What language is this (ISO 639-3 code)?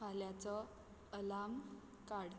kok